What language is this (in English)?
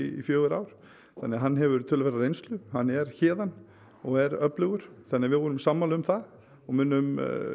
Icelandic